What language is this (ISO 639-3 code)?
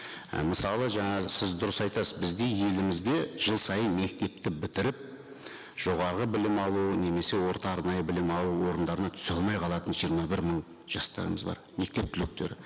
kaz